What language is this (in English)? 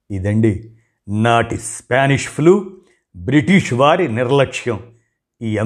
Telugu